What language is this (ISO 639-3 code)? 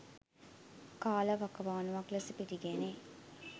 sin